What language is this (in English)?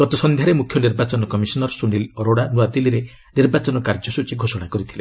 Odia